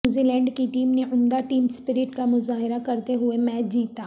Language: Urdu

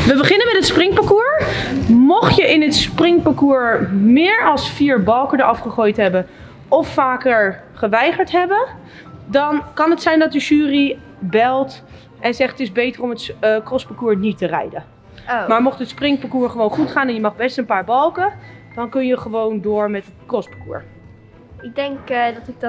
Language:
Dutch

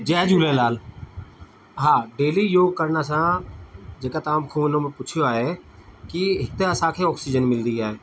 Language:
Sindhi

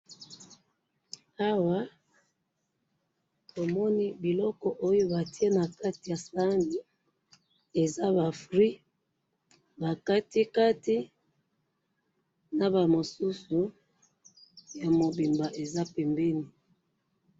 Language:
Lingala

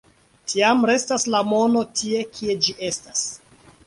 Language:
Esperanto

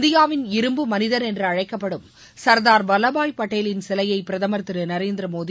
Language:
Tamil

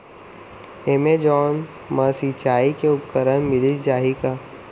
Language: Chhattisgarhi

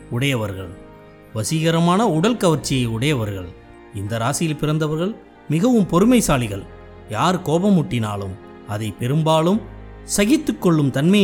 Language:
Tamil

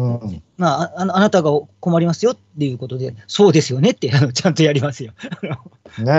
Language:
Japanese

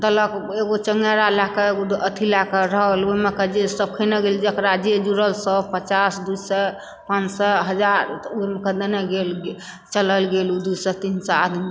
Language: Maithili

